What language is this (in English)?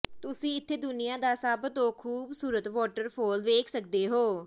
Punjabi